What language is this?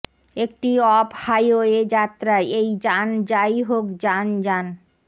Bangla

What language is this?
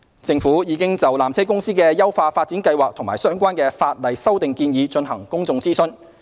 Cantonese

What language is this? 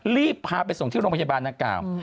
Thai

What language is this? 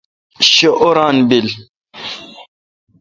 Kalkoti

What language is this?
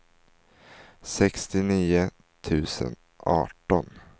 Swedish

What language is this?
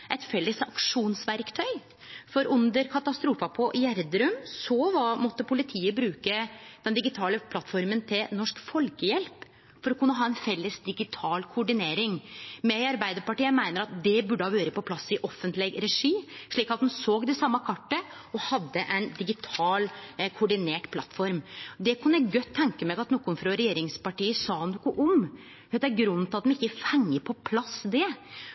Norwegian Nynorsk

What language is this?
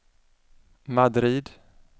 Swedish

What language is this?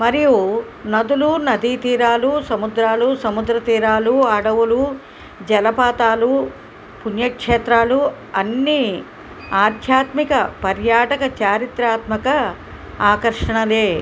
Telugu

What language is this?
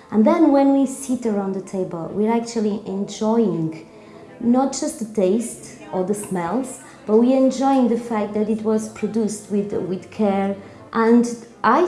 English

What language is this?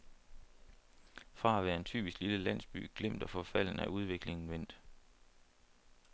Danish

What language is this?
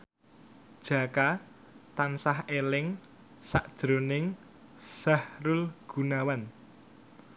Javanese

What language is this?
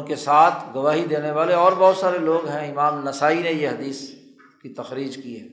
Urdu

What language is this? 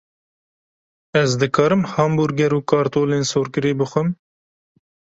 Kurdish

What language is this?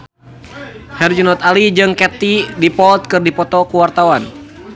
Sundanese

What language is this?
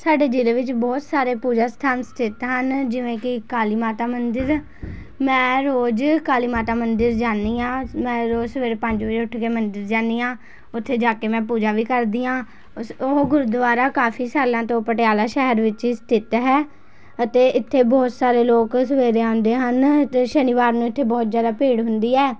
Punjabi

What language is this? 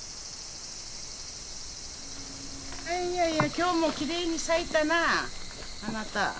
Japanese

